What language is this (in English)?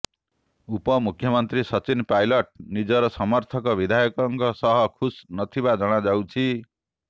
Odia